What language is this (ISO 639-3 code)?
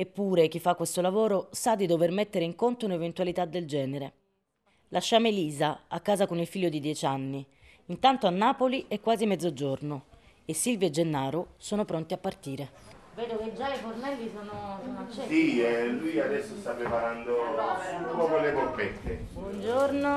ita